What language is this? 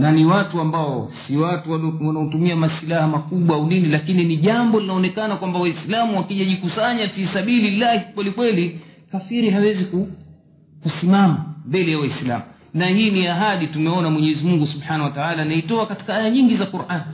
Swahili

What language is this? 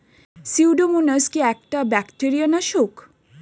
Bangla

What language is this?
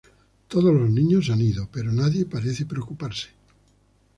Spanish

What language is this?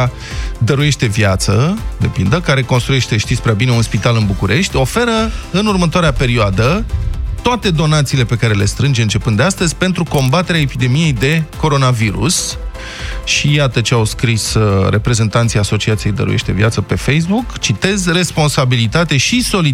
Romanian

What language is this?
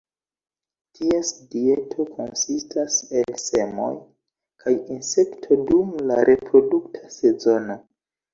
Esperanto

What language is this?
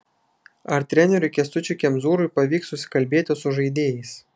Lithuanian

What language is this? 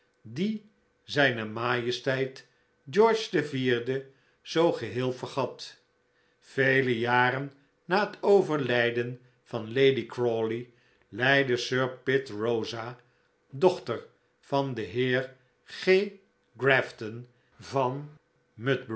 Dutch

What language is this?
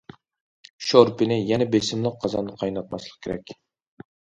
Uyghur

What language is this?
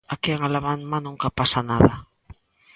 Galician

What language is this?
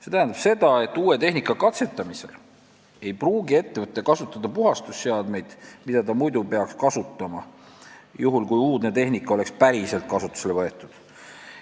Estonian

